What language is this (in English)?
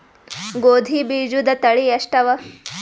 Kannada